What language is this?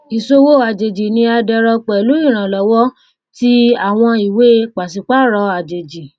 Yoruba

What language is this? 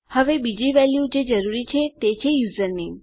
Gujarati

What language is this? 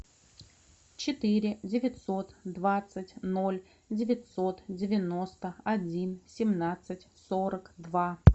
Russian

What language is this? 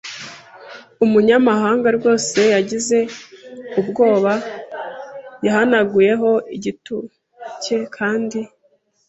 Kinyarwanda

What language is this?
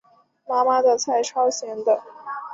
Chinese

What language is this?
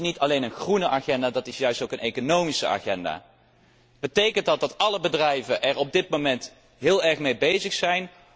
Dutch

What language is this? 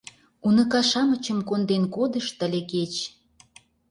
Mari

